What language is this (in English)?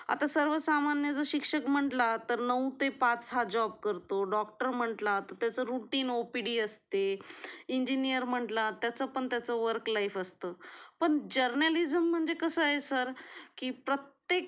Marathi